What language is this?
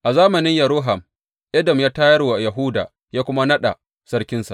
Hausa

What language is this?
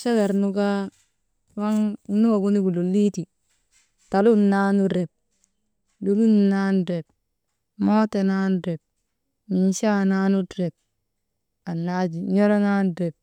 Maba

